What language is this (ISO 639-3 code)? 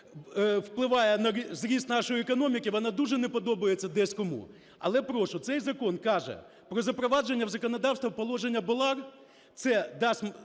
ukr